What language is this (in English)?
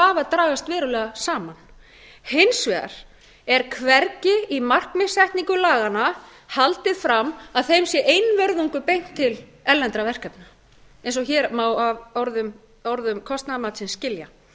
Icelandic